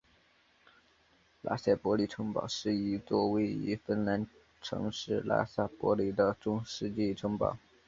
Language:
Chinese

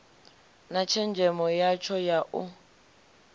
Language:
Venda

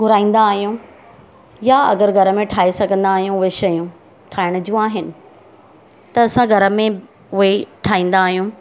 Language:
Sindhi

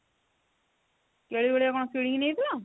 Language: Odia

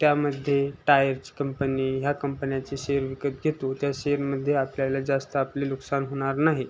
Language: Marathi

